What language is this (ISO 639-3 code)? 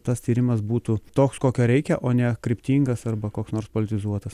lit